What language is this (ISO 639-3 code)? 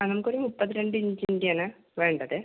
mal